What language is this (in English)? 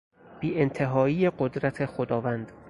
Persian